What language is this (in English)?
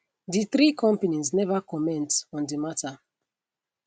Nigerian Pidgin